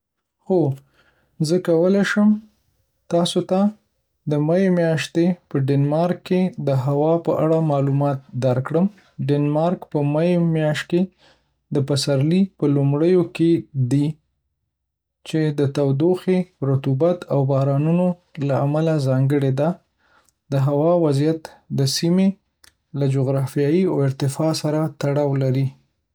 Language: Pashto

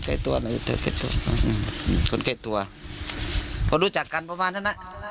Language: Thai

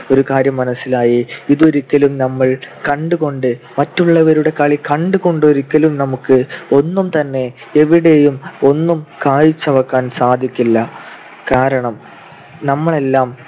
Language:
Malayalam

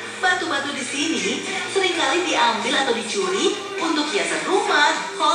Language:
Indonesian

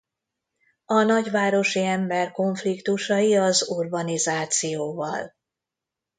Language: Hungarian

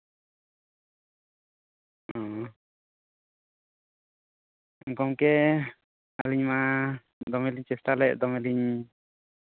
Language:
Santali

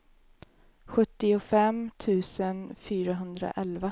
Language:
Swedish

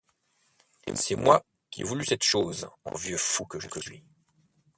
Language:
French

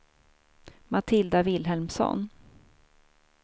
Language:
Swedish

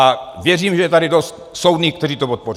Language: Czech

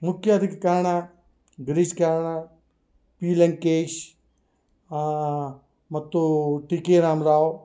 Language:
Kannada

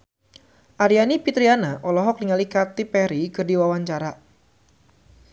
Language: Sundanese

